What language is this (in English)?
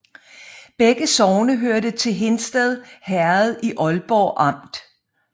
Danish